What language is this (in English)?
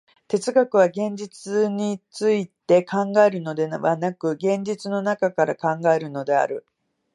Japanese